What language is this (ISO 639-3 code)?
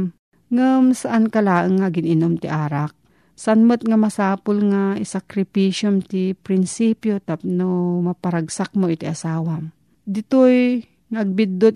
fil